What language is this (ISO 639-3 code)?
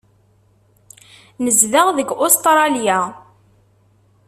kab